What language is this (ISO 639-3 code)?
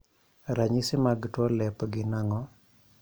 luo